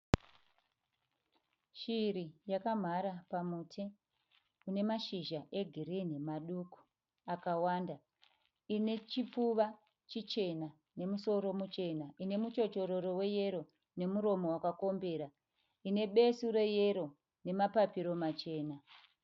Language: Shona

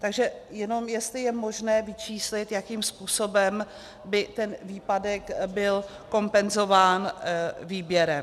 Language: Czech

